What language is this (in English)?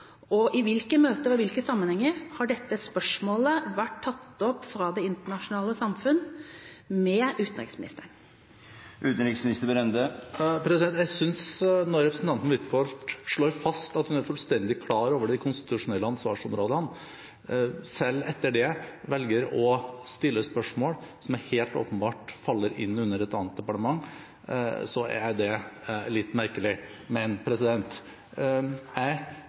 Norwegian Bokmål